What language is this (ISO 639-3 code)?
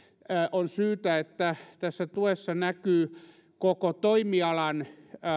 fin